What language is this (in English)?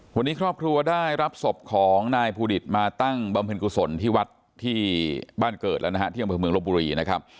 Thai